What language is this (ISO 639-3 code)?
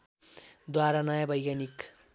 nep